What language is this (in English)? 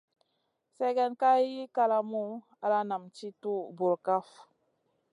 Masana